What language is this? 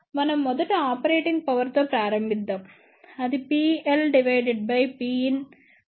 Telugu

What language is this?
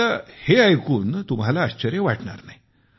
Marathi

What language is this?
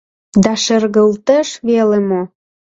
Mari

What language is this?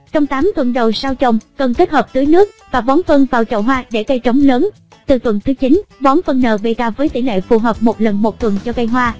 Vietnamese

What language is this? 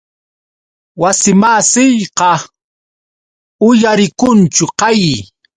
Yauyos Quechua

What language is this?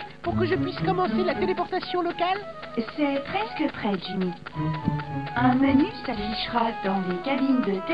French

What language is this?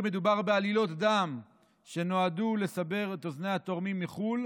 Hebrew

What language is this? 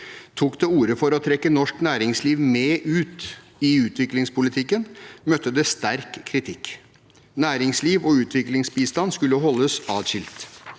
Norwegian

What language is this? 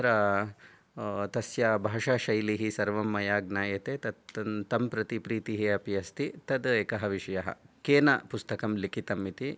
Sanskrit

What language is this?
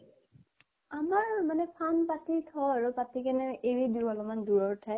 Assamese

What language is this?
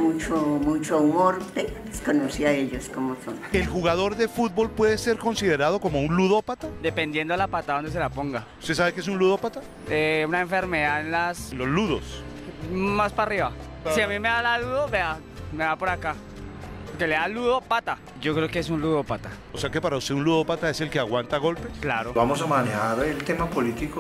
Spanish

